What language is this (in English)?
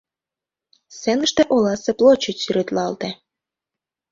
Mari